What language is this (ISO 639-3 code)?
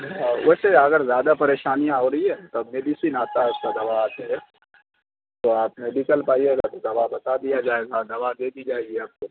urd